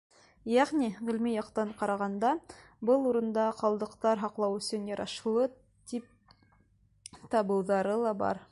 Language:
Bashkir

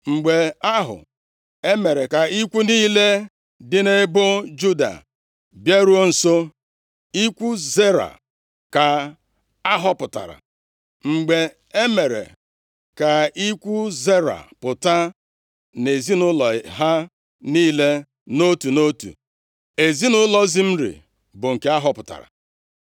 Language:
Igbo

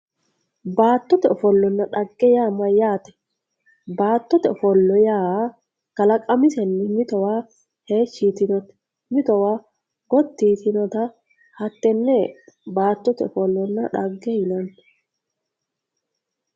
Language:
Sidamo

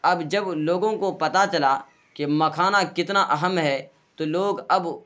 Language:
Urdu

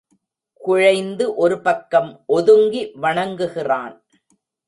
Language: Tamil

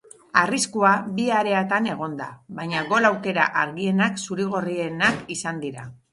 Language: Basque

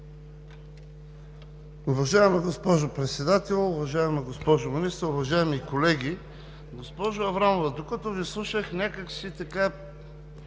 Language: Bulgarian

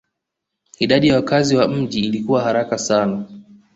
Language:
Swahili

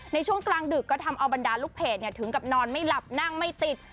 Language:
Thai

